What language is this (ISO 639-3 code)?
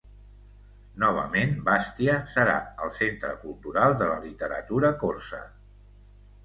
cat